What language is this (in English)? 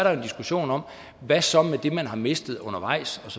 Danish